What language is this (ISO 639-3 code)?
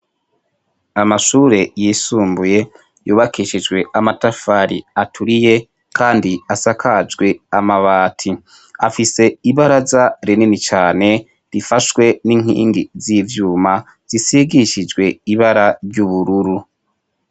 run